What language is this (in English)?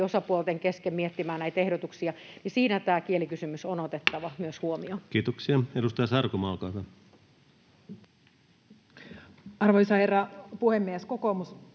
Finnish